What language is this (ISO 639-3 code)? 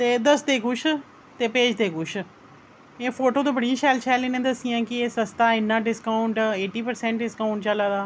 doi